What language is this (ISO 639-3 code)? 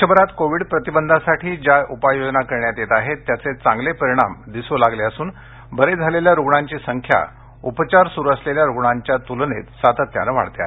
mar